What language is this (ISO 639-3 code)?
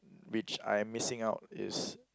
eng